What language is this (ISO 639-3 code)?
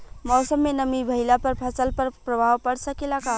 bho